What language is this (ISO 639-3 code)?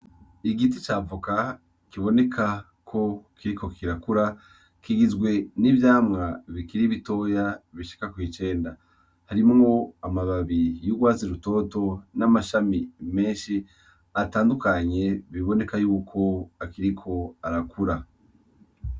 run